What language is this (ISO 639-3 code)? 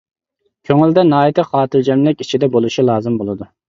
uig